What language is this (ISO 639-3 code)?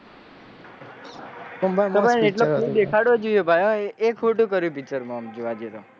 guj